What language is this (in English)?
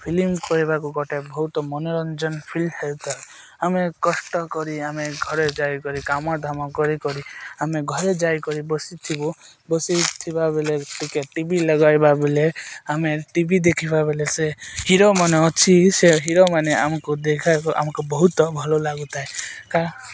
Odia